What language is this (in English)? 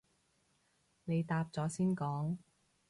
Cantonese